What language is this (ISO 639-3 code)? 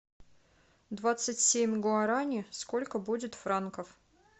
rus